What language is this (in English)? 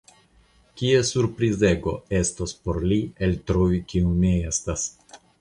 Esperanto